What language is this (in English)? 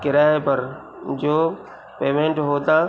Urdu